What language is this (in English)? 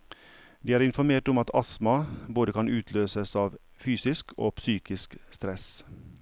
Norwegian